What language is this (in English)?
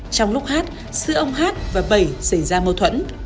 Vietnamese